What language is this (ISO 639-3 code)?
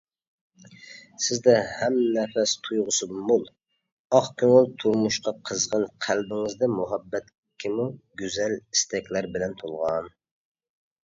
uig